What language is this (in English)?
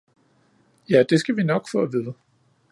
Danish